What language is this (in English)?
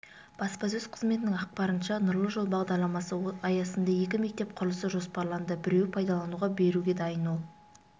Kazakh